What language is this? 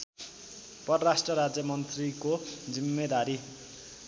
Nepali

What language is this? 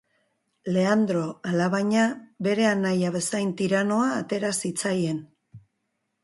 Basque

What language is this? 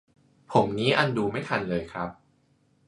Thai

